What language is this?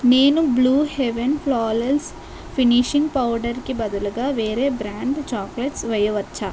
Telugu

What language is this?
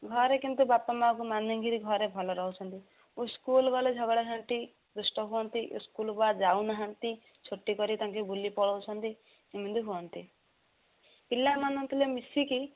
Odia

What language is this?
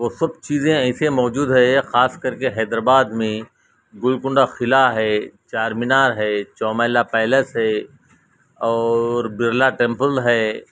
Urdu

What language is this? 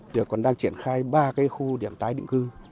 Vietnamese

